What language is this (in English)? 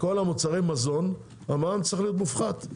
Hebrew